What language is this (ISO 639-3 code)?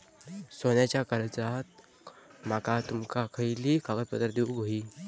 mar